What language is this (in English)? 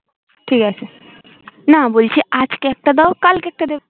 Bangla